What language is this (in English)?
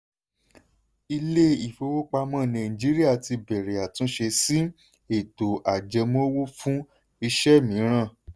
Yoruba